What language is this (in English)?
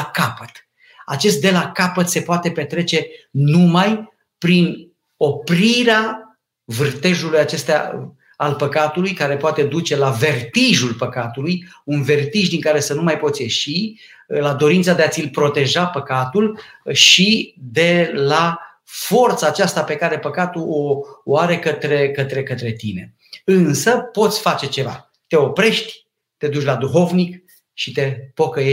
Romanian